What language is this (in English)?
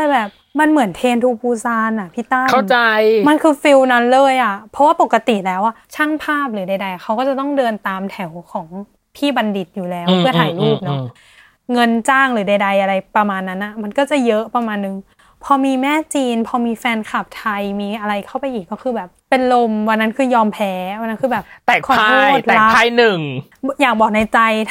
Thai